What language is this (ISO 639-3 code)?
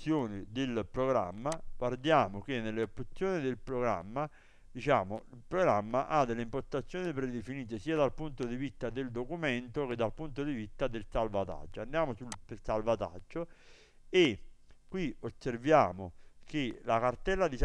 ita